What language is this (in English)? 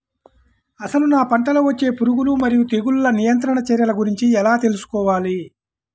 Telugu